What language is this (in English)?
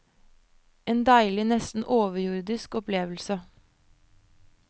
Norwegian